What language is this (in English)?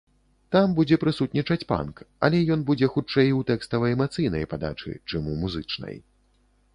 Belarusian